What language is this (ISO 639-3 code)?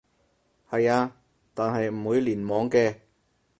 yue